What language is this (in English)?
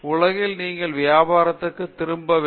Tamil